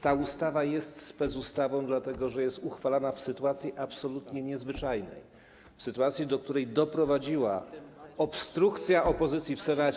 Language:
Polish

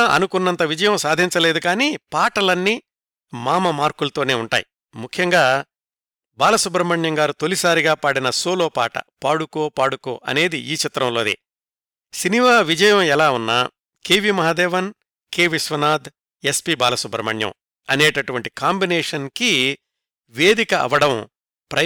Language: Telugu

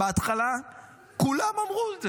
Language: Hebrew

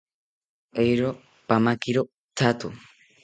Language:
South Ucayali Ashéninka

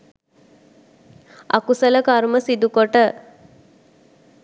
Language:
Sinhala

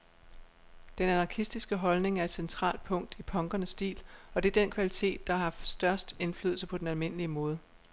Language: Danish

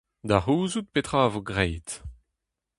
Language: Breton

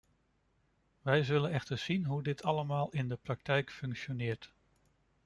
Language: Dutch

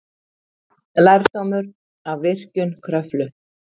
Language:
Icelandic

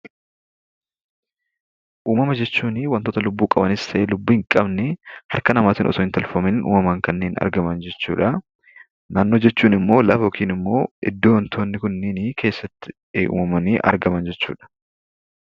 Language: Oromo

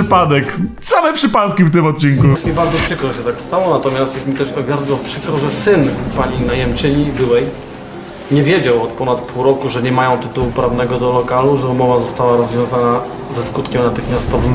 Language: Polish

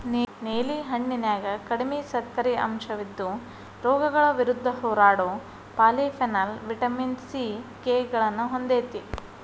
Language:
Kannada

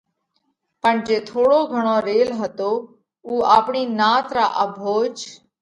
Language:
Parkari Koli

